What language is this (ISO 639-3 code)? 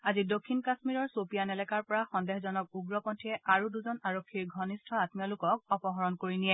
asm